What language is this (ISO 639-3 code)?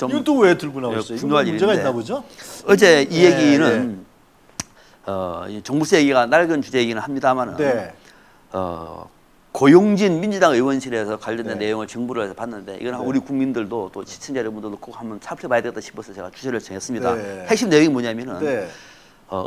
kor